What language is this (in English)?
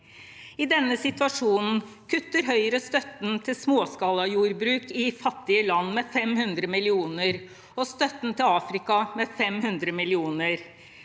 Norwegian